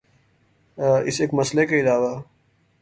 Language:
Urdu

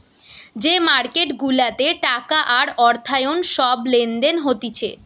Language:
Bangla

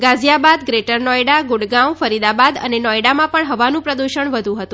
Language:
Gujarati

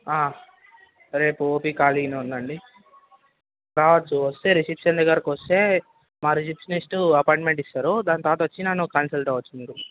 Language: Telugu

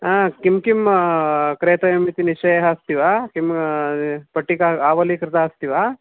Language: Sanskrit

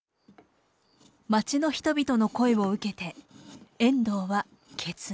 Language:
Japanese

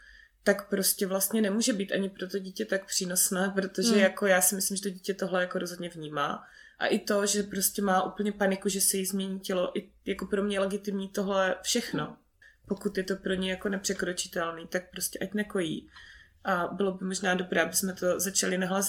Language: Czech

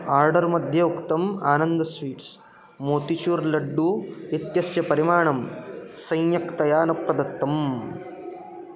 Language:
Sanskrit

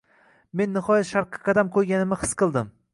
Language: Uzbek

